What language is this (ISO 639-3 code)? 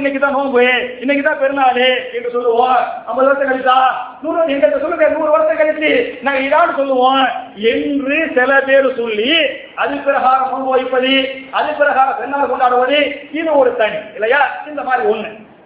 tam